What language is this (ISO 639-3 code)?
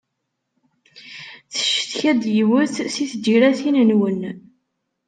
kab